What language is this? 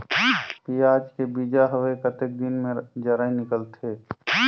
Chhattisgarhi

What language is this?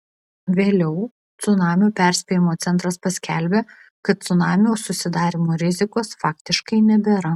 Lithuanian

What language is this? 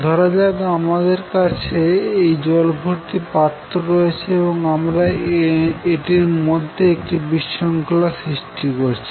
Bangla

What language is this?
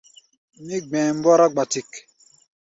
Gbaya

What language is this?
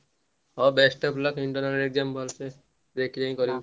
Odia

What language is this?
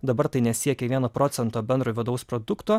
Lithuanian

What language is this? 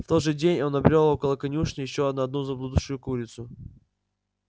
Russian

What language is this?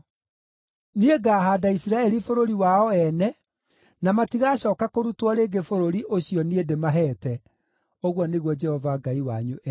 Kikuyu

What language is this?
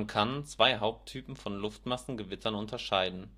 German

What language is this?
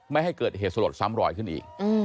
Thai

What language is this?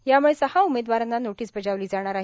Marathi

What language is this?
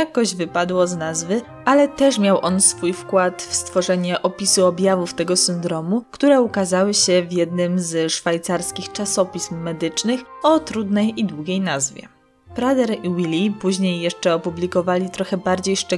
Polish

